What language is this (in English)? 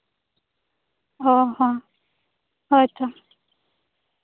Santali